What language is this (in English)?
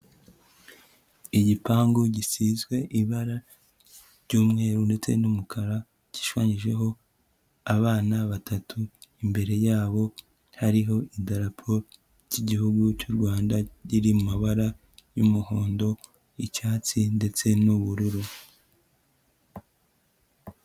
Kinyarwanda